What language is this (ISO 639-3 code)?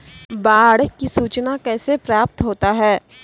mai